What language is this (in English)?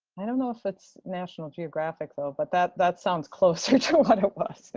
English